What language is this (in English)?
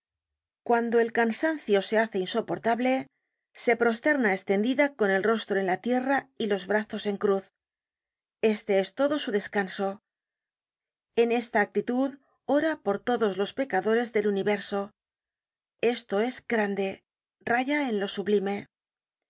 Spanish